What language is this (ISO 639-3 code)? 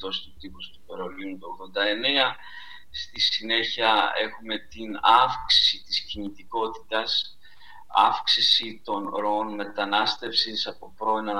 ell